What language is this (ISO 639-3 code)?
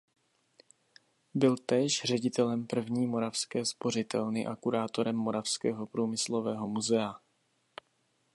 ces